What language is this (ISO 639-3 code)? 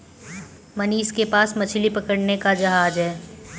hin